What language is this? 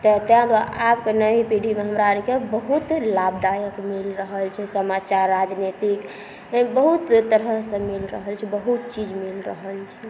Maithili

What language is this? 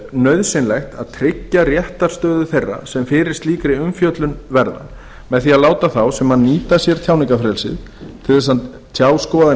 Icelandic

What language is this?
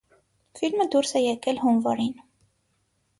Armenian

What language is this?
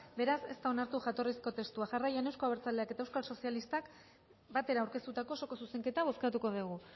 Basque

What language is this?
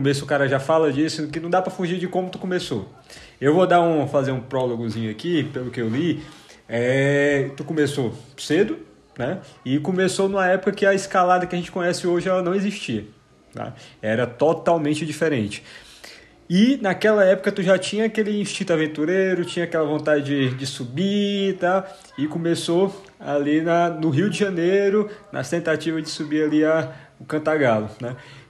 Portuguese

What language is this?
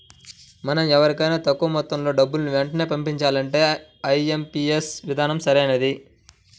Telugu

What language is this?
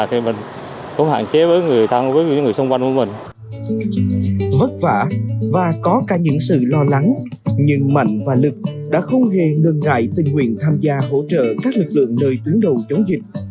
Vietnamese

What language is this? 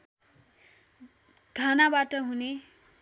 Nepali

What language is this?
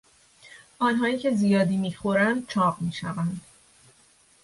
Persian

